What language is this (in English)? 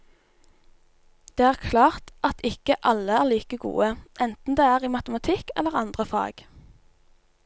Norwegian